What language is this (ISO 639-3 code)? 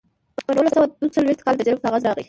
pus